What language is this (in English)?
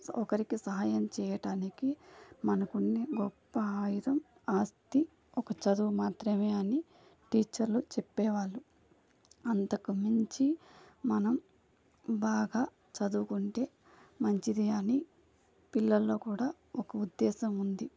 Telugu